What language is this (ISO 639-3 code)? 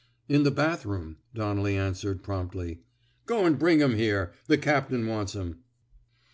eng